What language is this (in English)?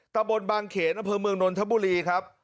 Thai